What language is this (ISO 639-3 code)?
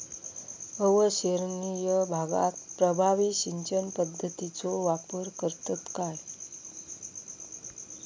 mar